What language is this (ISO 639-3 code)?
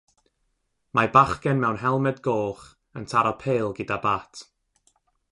cym